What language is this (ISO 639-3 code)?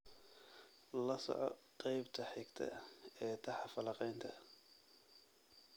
som